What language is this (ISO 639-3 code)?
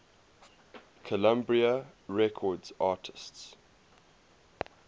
eng